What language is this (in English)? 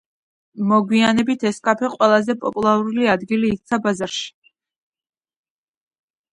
Georgian